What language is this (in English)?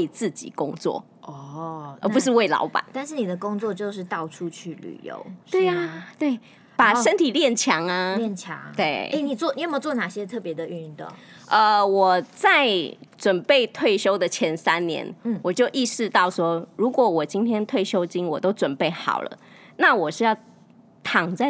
Chinese